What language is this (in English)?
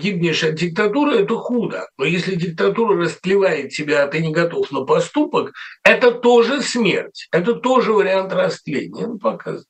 Russian